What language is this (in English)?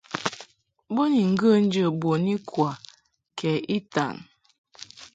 Mungaka